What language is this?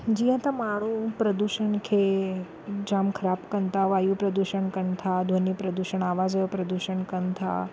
Sindhi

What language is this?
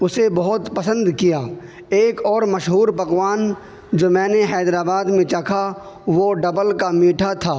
Urdu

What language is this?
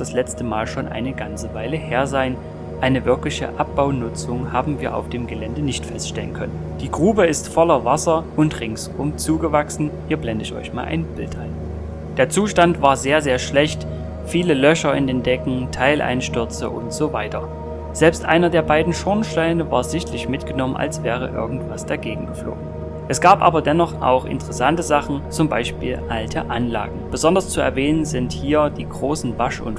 German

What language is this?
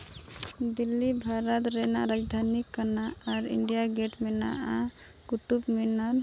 Santali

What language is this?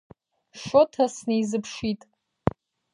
Abkhazian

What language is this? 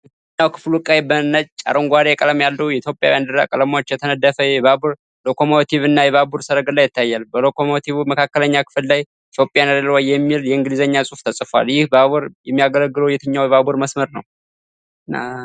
Amharic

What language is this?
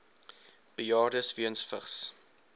Afrikaans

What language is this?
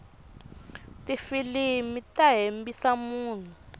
Tsonga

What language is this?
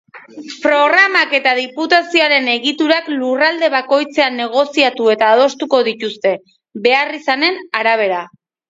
Basque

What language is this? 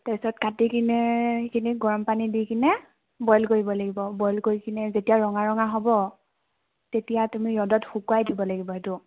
Assamese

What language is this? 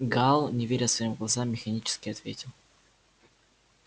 Russian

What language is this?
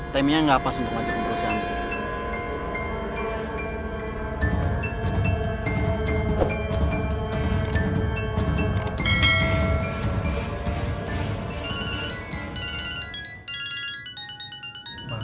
Indonesian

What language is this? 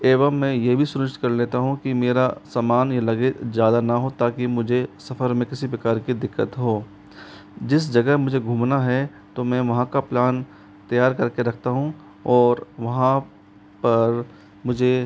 Hindi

